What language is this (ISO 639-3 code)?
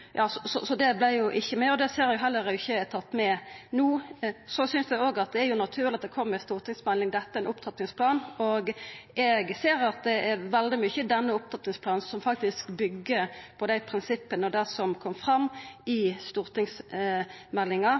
nno